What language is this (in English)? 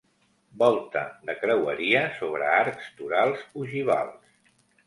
Catalan